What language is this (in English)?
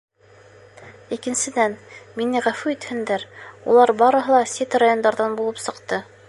Bashkir